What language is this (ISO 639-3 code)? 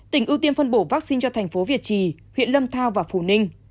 vie